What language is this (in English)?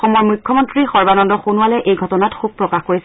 Assamese